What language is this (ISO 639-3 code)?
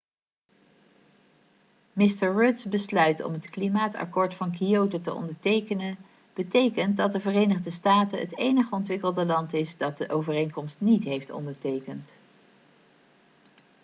nld